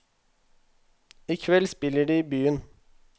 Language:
Norwegian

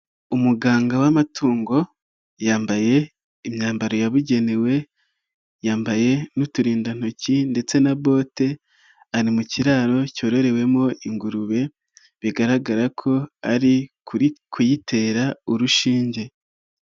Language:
Kinyarwanda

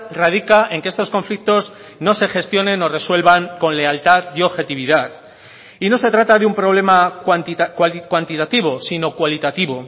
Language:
Spanish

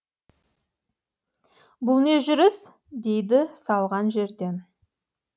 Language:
Kazakh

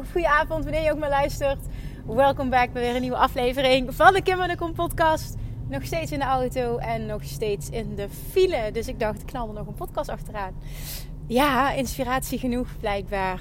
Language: Dutch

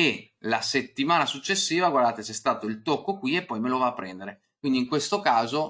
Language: Italian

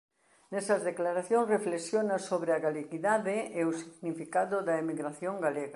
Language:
Galician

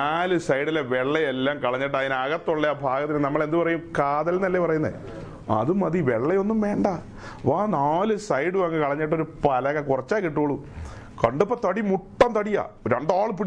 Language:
Malayalam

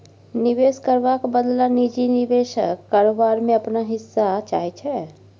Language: Maithili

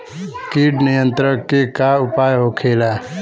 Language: Bhojpuri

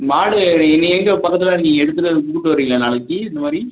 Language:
Tamil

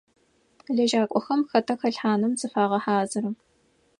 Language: Adyghe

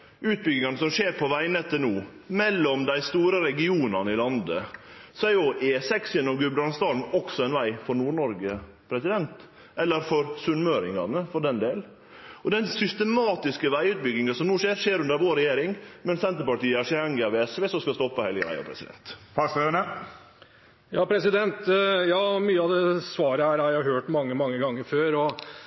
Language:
Norwegian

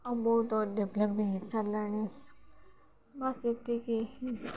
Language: Odia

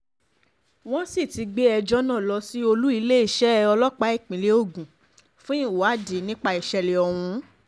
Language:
Yoruba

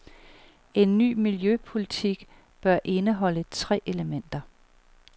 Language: Danish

